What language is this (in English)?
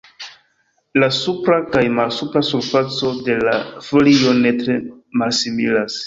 Esperanto